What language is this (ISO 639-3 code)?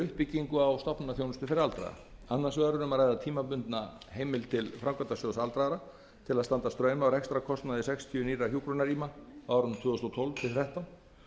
isl